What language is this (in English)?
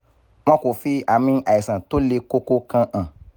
Yoruba